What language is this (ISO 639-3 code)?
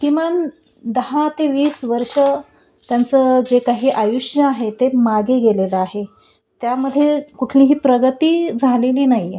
mar